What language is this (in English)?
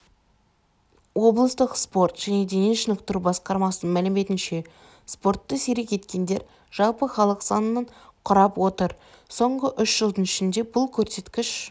Kazakh